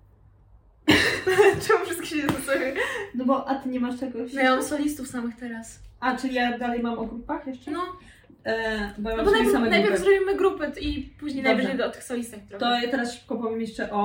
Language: Polish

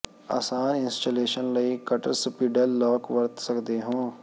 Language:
Punjabi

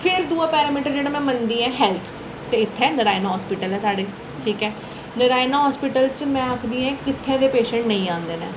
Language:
Dogri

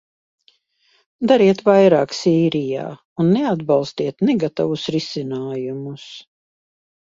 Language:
Latvian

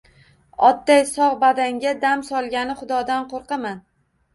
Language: Uzbek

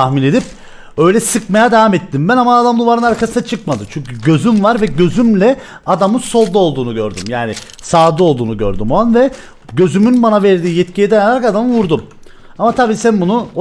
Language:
Turkish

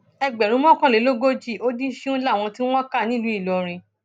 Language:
Yoruba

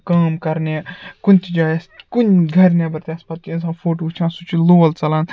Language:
Kashmiri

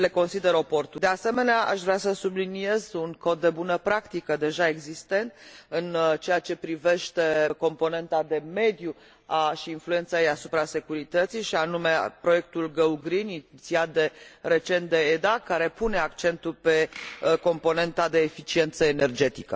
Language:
Romanian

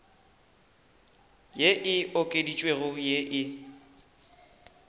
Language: Northern Sotho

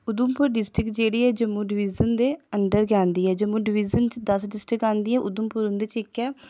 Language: Dogri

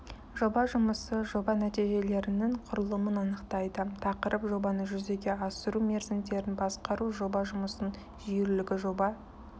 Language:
Kazakh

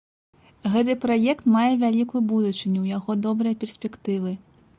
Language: Belarusian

